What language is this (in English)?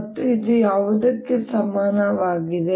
Kannada